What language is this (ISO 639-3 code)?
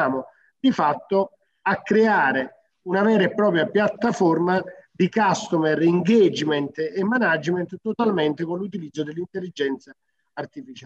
ita